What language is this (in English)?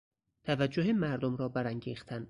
Persian